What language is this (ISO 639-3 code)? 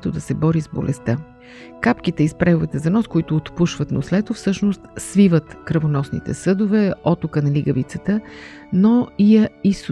bul